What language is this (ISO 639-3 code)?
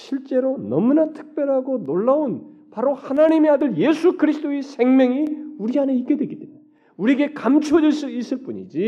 kor